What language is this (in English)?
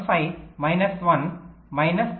Telugu